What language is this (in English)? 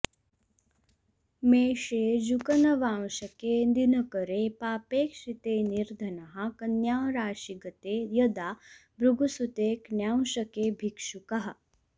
Sanskrit